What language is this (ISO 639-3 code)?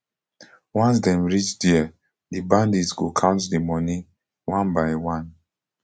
pcm